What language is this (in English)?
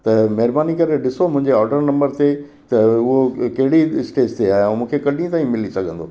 Sindhi